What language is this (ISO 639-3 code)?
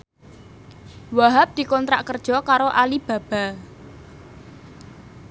jav